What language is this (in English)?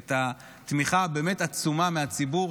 Hebrew